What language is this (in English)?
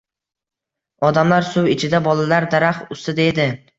Uzbek